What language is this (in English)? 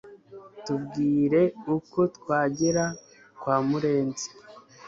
Kinyarwanda